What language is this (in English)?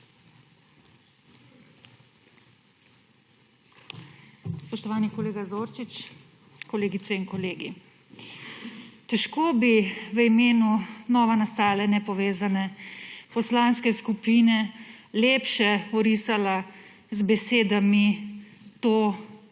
Slovenian